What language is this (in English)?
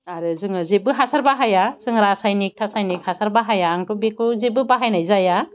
Bodo